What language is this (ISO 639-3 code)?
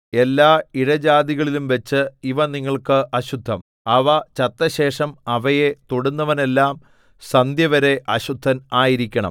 mal